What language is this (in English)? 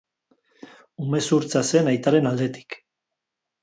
Basque